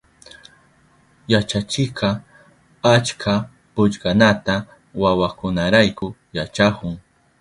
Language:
Southern Pastaza Quechua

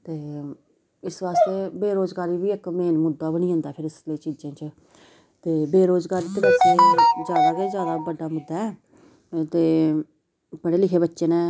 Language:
Dogri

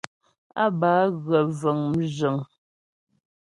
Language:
Ghomala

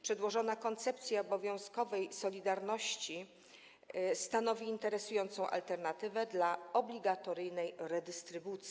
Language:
Polish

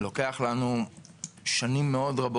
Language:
Hebrew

